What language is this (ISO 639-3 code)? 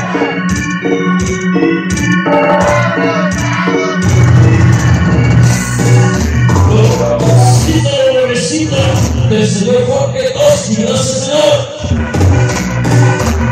spa